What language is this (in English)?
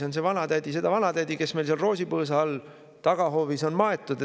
Estonian